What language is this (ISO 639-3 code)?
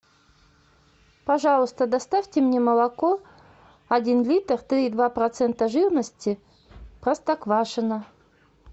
rus